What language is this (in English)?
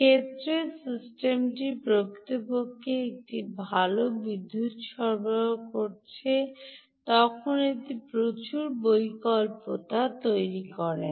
Bangla